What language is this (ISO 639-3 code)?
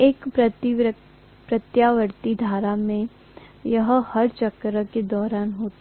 hin